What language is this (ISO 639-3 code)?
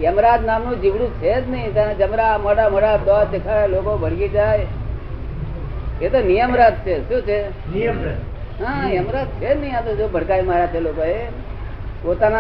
guj